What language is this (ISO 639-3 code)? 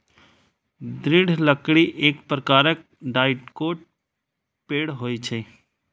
mai